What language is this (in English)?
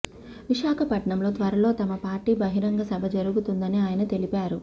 Telugu